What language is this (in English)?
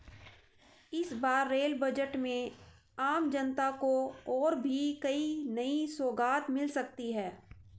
Hindi